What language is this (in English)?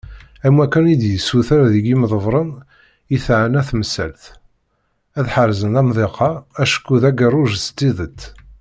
Kabyle